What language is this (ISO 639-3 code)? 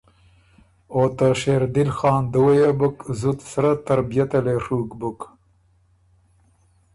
oru